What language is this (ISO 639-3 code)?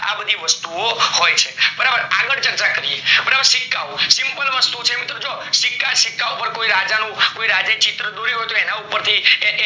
guj